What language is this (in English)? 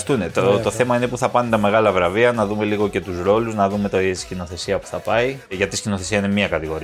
Greek